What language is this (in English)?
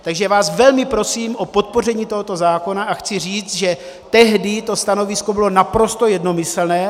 Czech